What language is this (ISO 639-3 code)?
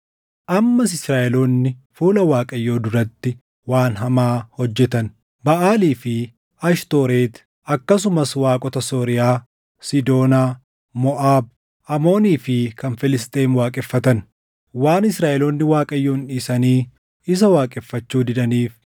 orm